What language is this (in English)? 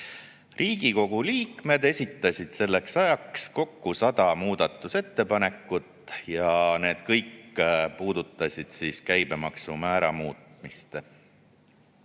Estonian